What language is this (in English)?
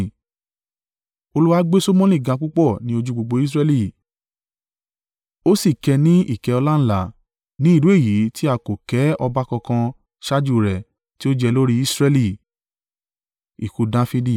Yoruba